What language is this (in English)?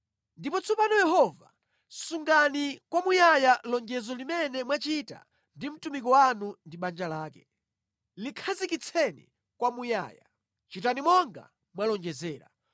Nyanja